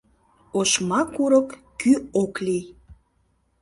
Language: Mari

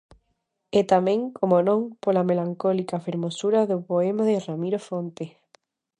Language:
Galician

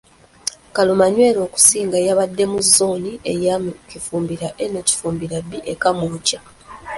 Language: Ganda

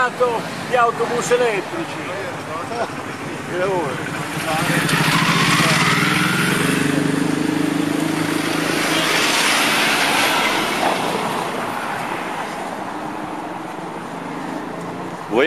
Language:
Italian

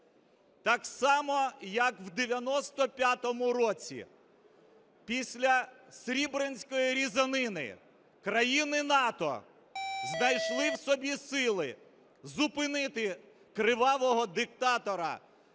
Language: Ukrainian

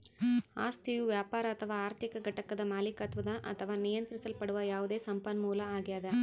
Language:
Kannada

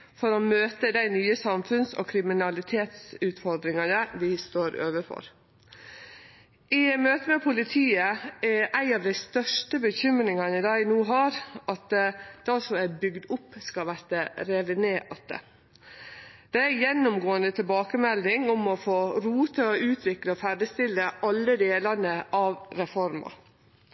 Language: Norwegian Nynorsk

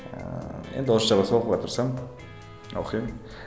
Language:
Kazakh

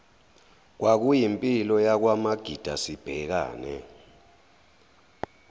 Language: Zulu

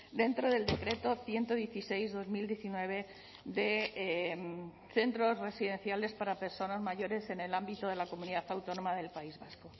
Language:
Spanish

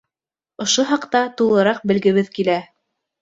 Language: Bashkir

